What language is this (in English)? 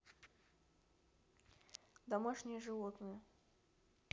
Russian